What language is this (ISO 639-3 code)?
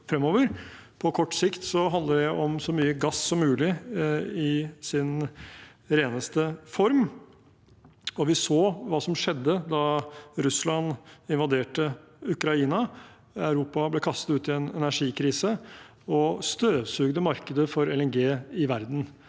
nor